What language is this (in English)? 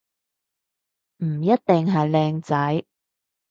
Cantonese